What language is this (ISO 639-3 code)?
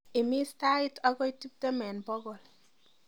kln